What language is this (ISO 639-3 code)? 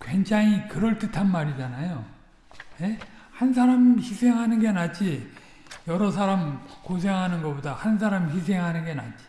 kor